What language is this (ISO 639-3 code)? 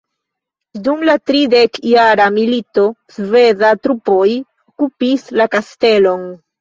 epo